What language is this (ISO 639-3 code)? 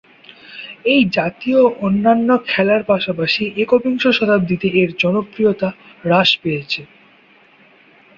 ben